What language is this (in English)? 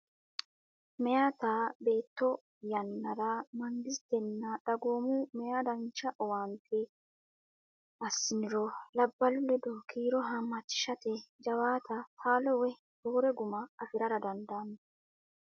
Sidamo